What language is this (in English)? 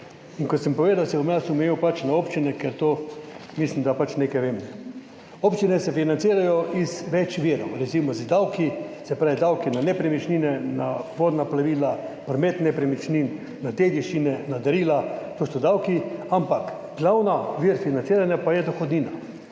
Slovenian